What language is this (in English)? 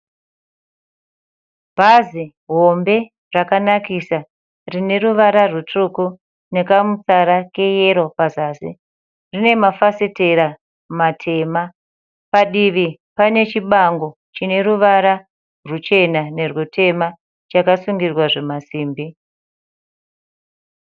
Shona